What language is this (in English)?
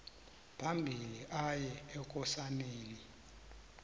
South Ndebele